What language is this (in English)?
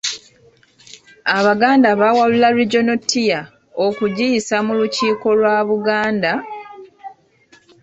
Ganda